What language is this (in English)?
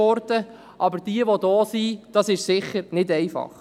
Swiss German